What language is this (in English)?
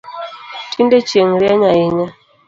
Luo (Kenya and Tanzania)